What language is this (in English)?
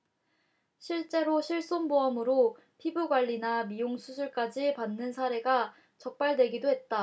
Korean